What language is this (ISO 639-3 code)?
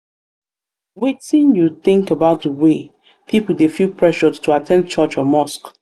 pcm